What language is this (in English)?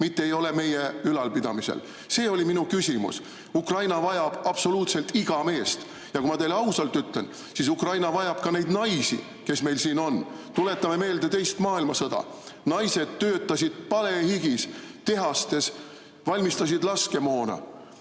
Estonian